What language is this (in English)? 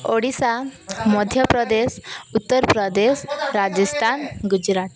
Odia